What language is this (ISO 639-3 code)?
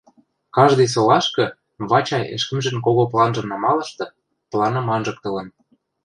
mrj